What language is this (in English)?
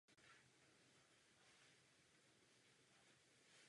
Czech